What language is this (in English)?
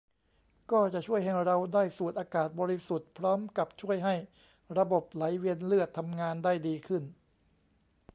Thai